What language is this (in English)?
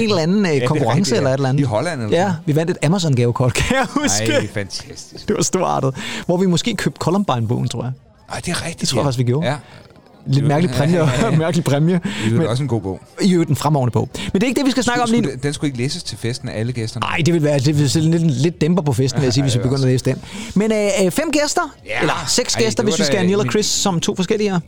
Danish